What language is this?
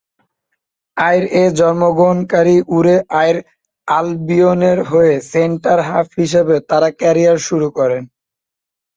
Bangla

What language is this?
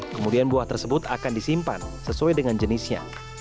Indonesian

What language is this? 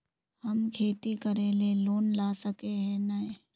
Magahi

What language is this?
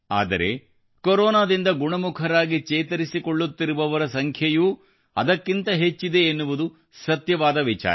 Kannada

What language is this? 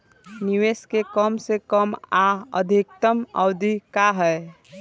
Bhojpuri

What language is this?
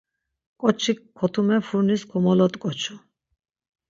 Laz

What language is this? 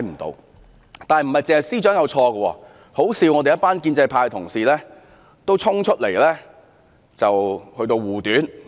Cantonese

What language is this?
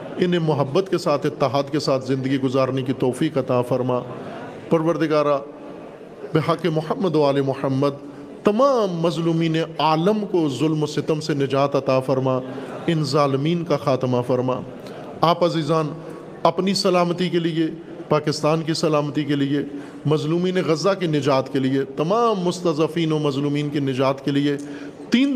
Urdu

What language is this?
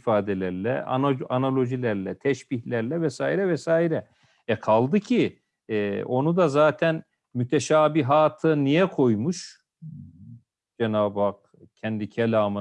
Turkish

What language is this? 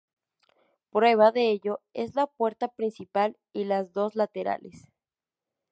Spanish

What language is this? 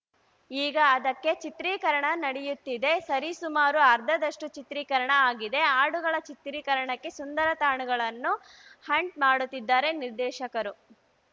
Kannada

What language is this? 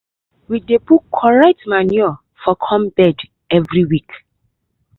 Nigerian Pidgin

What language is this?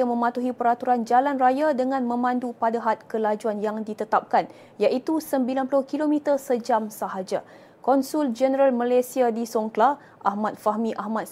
Malay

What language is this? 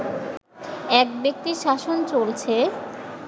Bangla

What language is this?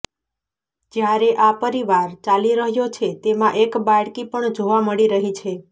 Gujarati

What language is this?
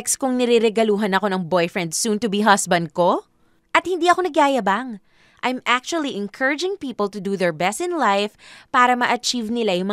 Filipino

